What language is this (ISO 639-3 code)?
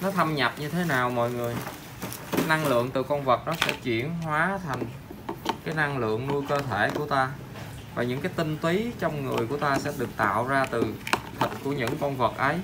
vie